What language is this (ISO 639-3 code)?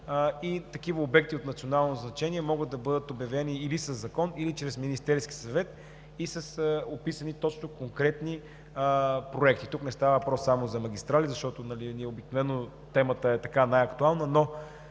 bul